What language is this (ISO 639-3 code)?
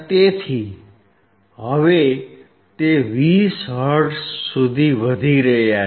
guj